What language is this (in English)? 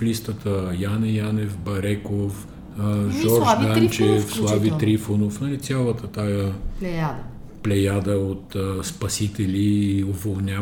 Bulgarian